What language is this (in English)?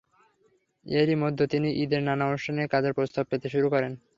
Bangla